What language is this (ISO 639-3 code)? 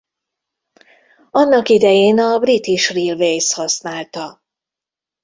hun